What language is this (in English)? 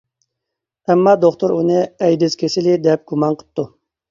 Uyghur